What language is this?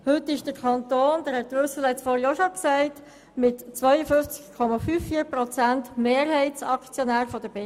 Swiss German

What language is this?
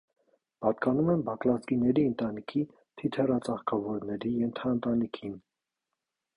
Armenian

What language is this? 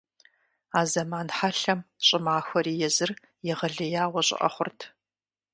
Kabardian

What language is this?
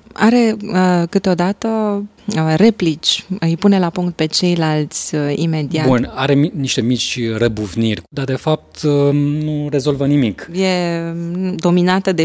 Romanian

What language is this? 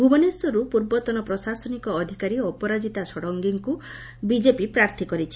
Odia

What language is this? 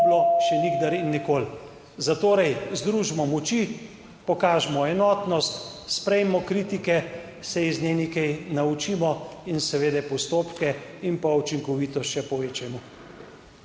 Slovenian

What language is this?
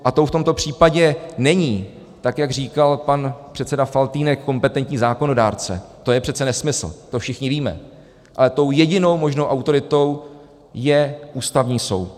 Czech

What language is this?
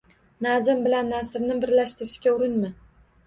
Uzbek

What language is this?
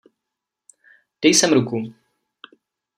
Czech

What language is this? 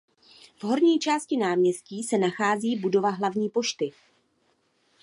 Czech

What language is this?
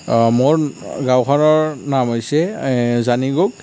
Assamese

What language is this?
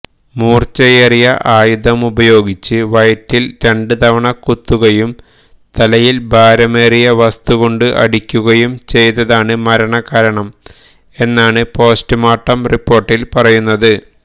Malayalam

